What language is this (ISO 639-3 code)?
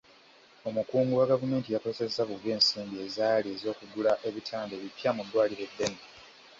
lug